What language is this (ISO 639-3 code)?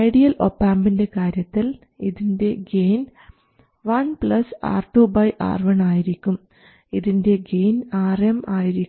mal